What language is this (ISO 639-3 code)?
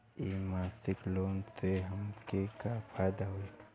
bho